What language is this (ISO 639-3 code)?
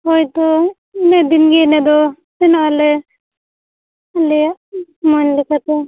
sat